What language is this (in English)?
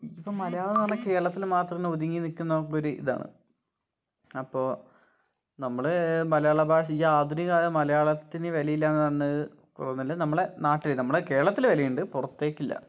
Malayalam